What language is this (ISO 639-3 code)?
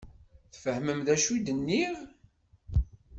kab